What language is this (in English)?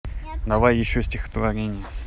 Russian